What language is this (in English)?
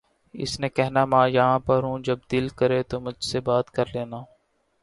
Urdu